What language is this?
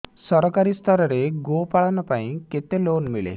Odia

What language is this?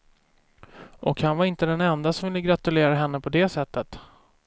Swedish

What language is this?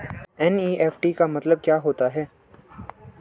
Hindi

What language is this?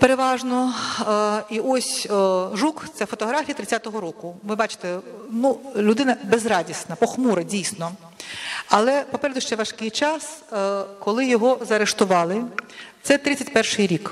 Ukrainian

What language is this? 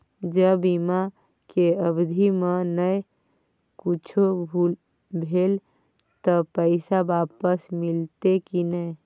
Maithili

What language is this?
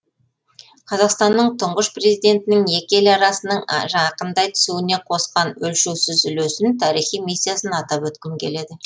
Kazakh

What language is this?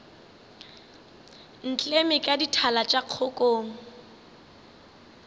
Northern Sotho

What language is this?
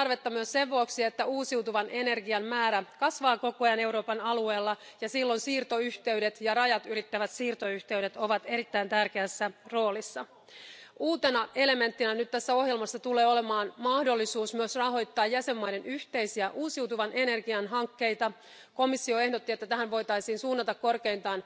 Finnish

